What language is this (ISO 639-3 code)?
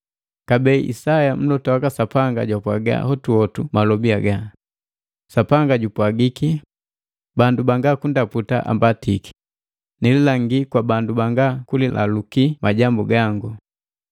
mgv